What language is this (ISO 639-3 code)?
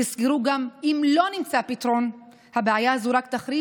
heb